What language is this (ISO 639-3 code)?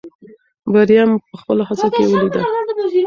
pus